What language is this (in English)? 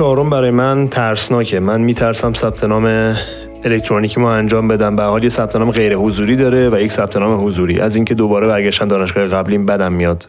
Persian